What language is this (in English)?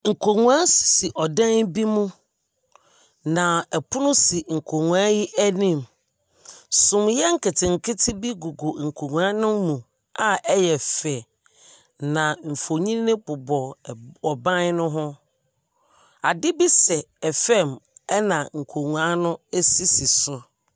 Akan